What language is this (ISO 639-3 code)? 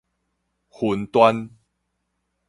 nan